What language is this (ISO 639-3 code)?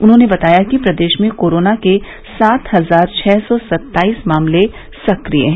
hin